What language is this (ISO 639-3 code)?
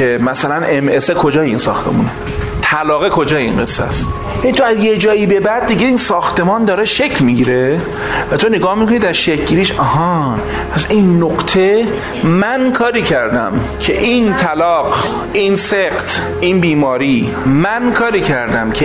fas